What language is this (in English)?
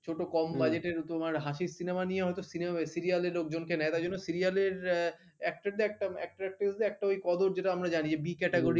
Bangla